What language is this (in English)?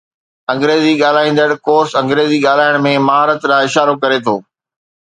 Sindhi